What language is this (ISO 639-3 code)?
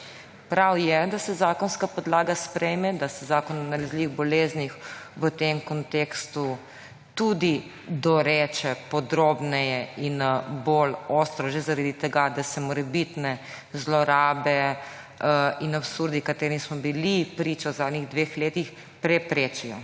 slv